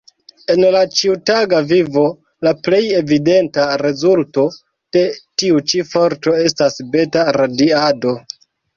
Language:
Esperanto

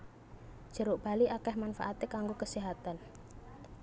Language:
Javanese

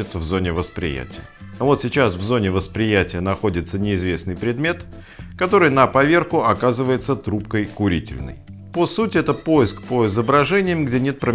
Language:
Russian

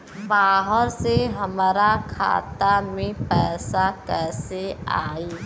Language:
Bhojpuri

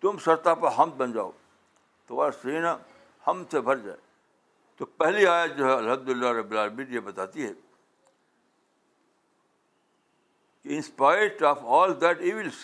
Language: Urdu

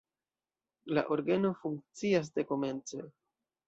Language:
Esperanto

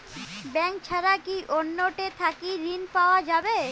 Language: Bangla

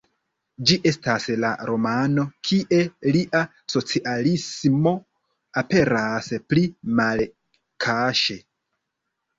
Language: Esperanto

